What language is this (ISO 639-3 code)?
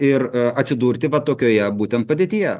lit